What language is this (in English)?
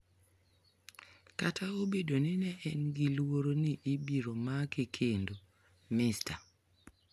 Luo (Kenya and Tanzania)